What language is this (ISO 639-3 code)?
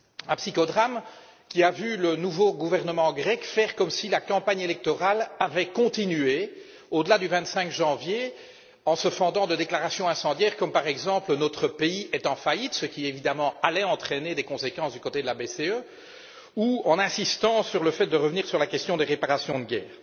fra